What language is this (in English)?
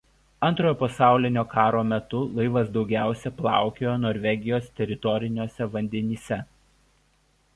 Lithuanian